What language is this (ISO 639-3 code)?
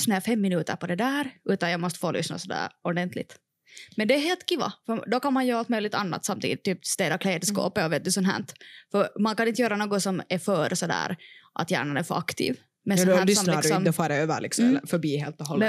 swe